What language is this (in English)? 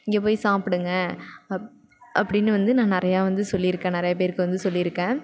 Tamil